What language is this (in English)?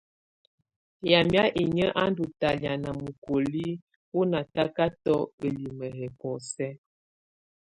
Tunen